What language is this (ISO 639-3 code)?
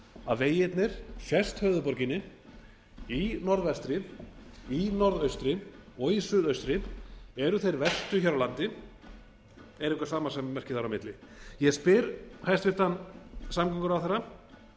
isl